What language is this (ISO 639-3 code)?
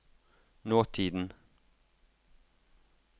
nor